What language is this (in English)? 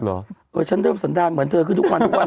Thai